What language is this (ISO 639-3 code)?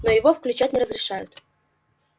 rus